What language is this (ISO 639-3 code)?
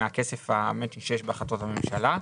heb